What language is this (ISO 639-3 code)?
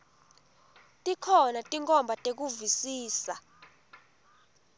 ssw